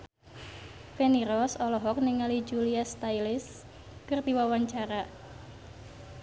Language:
Sundanese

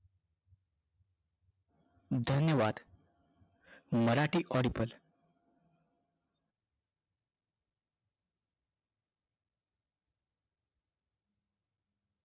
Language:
Marathi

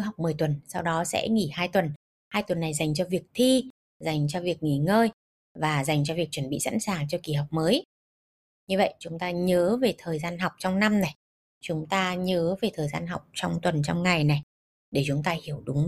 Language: Vietnamese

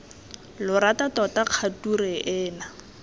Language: Tswana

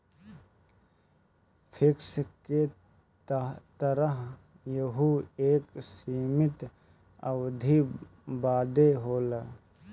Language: Bhojpuri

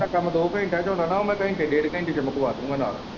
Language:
Punjabi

